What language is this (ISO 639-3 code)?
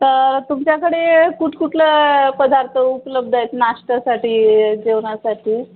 mar